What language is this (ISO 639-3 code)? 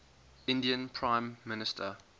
eng